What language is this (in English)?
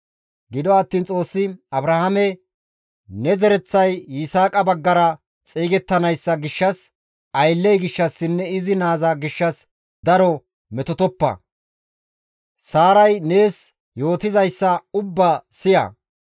Gamo